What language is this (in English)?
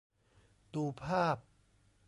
Thai